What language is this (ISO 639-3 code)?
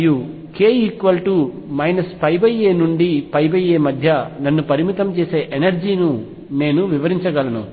tel